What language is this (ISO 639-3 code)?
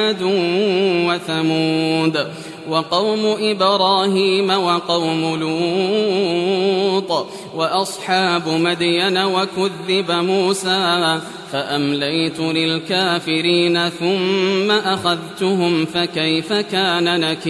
ara